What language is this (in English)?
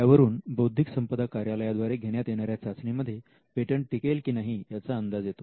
Marathi